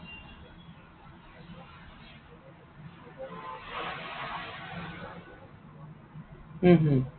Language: Assamese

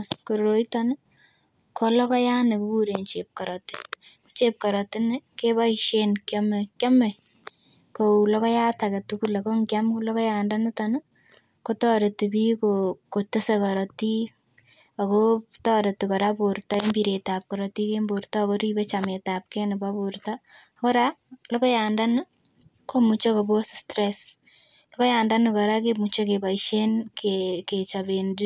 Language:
Kalenjin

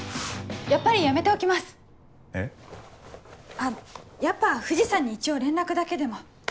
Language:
Japanese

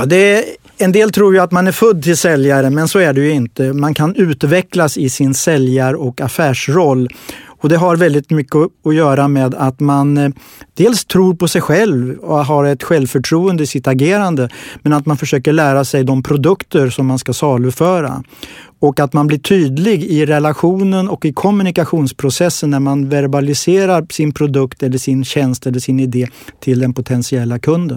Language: Swedish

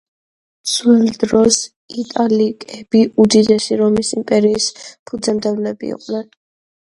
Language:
Georgian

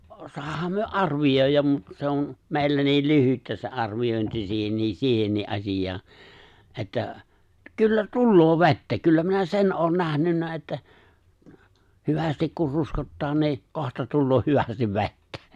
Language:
Finnish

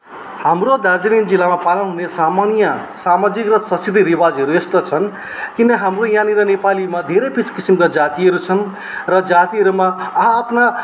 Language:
Nepali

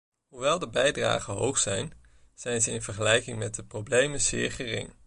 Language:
Dutch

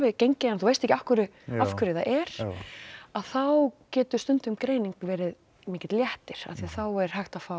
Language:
Icelandic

